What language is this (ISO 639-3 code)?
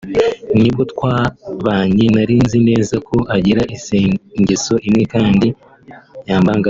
kin